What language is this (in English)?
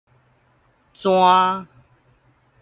Min Nan Chinese